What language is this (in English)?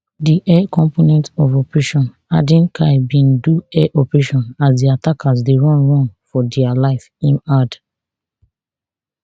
Nigerian Pidgin